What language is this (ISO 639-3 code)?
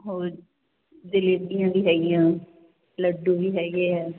pan